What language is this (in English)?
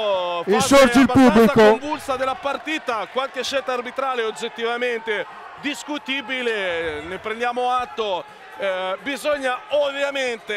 Italian